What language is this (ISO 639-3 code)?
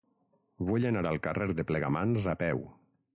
cat